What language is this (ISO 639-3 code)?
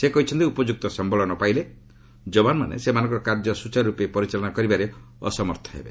ori